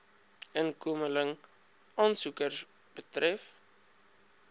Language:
Afrikaans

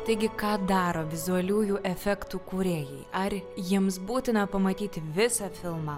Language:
Lithuanian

